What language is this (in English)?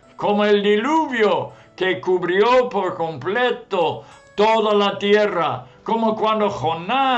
Spanish